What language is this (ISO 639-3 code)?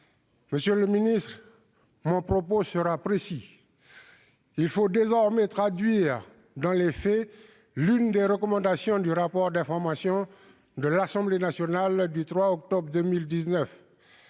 fra